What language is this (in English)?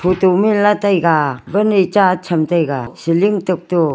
Wancho Naga